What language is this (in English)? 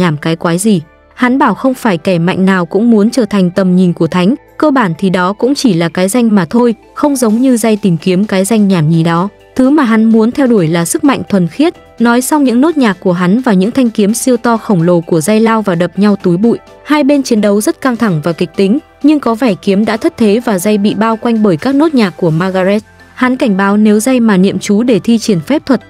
Vietnamese